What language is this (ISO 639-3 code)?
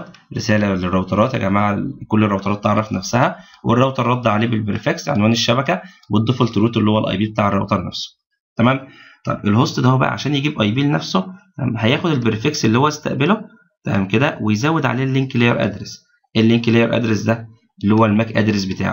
ara